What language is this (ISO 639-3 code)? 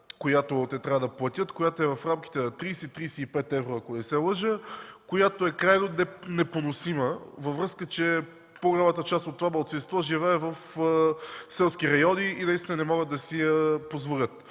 bul